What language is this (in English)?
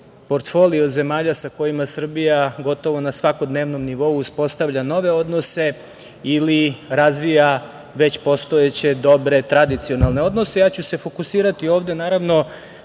Serbian